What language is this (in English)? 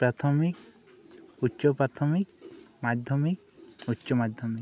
Santali